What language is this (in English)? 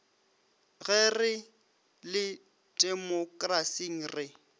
Northern Sotho